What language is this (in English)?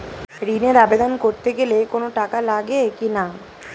Bangla